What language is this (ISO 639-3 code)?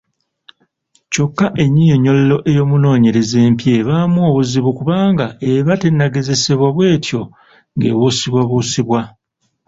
lug